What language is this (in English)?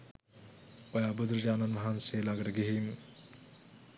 Sinhala